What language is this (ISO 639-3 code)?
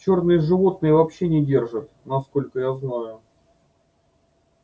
rus